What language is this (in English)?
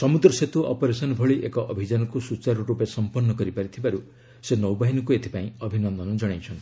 Odia